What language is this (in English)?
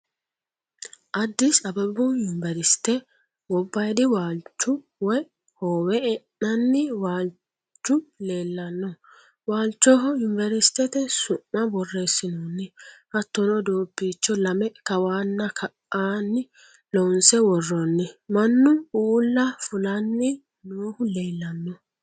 Sidamo